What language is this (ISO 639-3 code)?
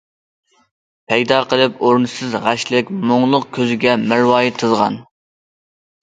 uig